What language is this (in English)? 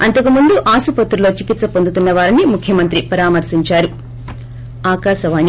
Telugu